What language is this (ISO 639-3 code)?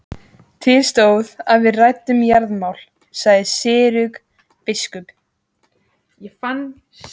isl